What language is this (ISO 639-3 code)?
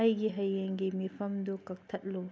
mni